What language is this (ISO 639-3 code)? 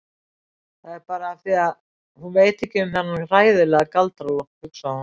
isl